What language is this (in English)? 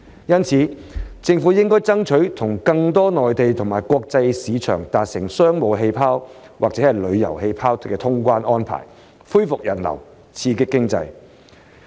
Cantonese